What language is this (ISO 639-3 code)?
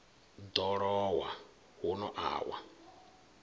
ven